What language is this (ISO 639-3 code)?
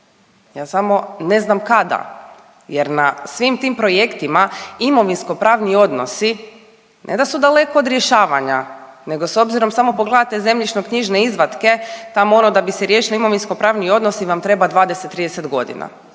hrv